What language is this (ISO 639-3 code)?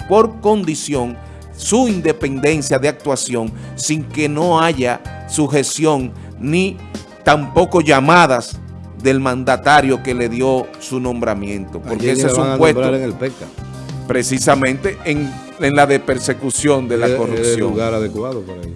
spa